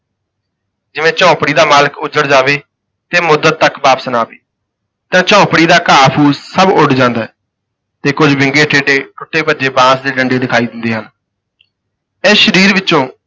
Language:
Punjabi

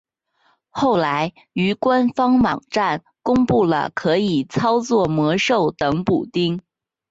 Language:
Chinese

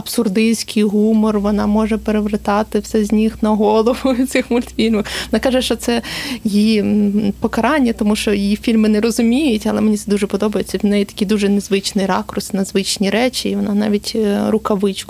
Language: Ukrainian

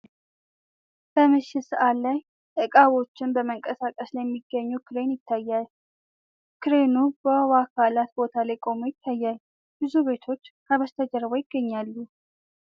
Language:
Amharic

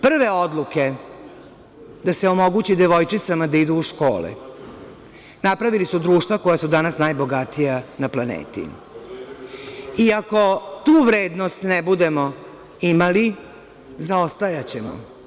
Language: Serbian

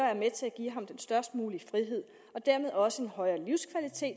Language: Danish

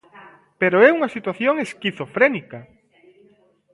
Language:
Galician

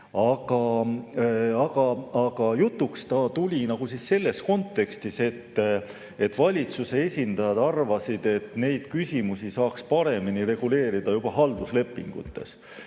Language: Estonian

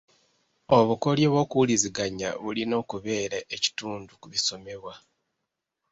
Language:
Ganda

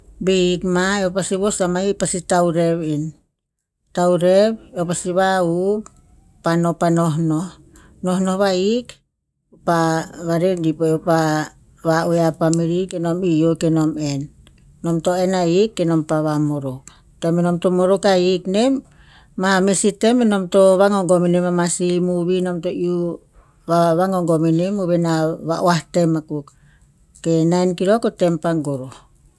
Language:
Tinputz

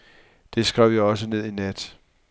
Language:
Danish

